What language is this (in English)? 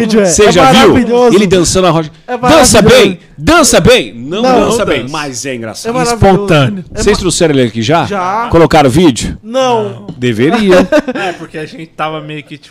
Portuguese